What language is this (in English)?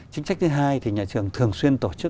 Vietnamese